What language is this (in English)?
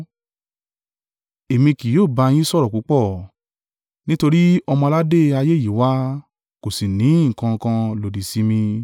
Yoruba